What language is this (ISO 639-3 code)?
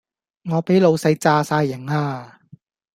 yue